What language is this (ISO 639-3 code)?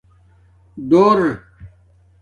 dmk